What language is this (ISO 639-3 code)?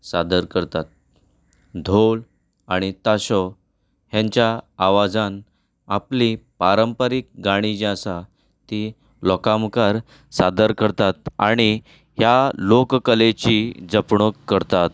kok